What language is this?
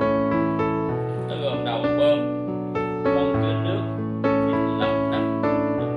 Vietnamese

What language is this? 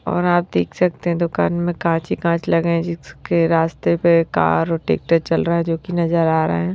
Hindi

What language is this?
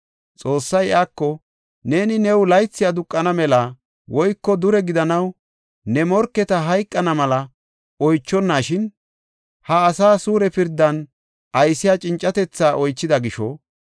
Gofa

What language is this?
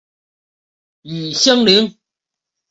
Chinese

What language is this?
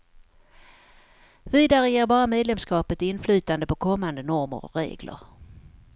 Swedish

